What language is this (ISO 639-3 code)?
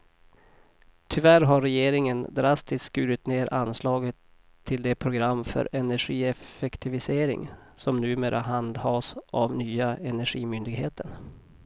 swe